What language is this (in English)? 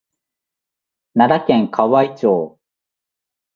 Japanese